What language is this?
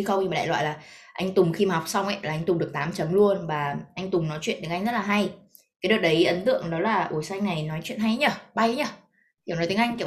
Vietnamese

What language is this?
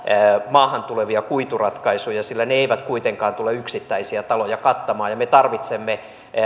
Finnish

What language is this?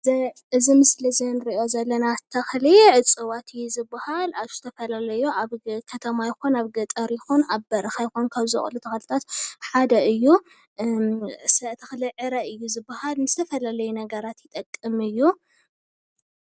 Tigrinya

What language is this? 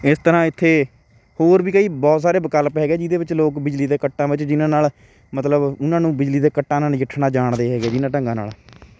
Punjabi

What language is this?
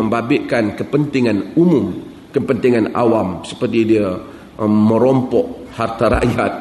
Malay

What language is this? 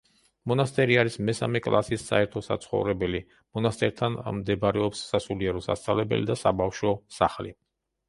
Georgian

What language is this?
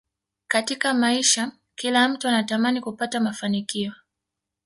Swahili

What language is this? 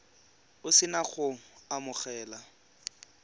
Tswana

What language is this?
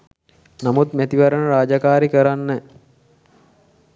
Sinhala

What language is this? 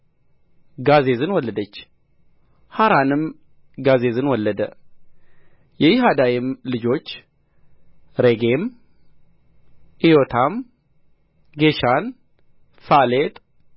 Amharic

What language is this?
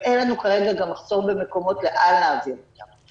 Hebrew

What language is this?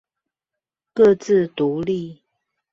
Chinese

